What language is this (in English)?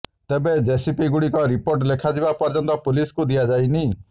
Odia